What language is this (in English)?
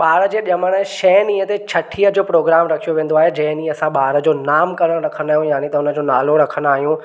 Sindhi